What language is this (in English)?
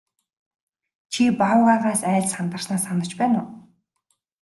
Mongolian